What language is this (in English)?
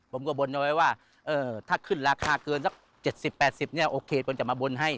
Thai